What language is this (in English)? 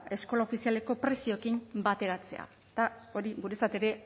Basque